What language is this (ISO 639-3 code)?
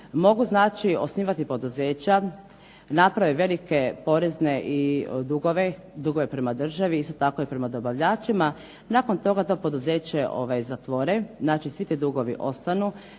hrv